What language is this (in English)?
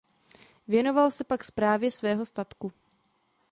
Czech